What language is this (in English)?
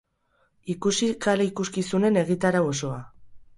Basque